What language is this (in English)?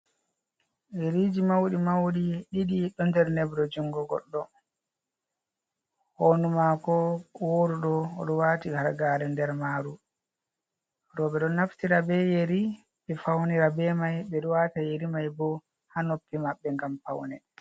Fula